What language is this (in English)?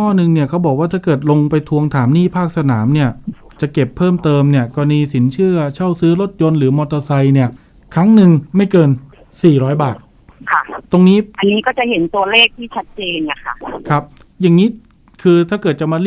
Thai